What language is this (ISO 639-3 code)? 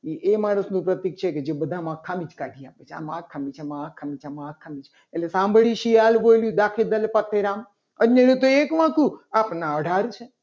guj